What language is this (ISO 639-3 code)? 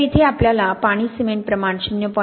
mar